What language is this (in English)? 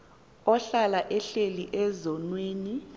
Xhosa